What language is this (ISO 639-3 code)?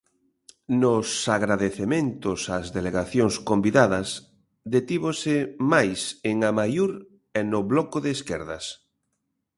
glg